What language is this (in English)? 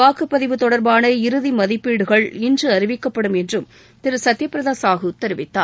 Tamil